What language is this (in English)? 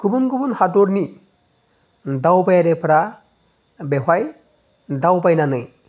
Bodo